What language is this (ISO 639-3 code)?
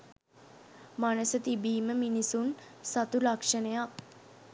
sin